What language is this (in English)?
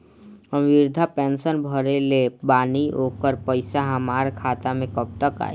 Bhojpuri